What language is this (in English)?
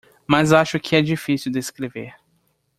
Portuguese